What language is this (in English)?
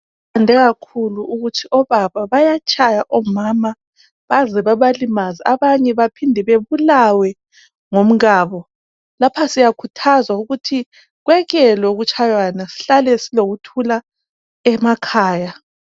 North Ndebele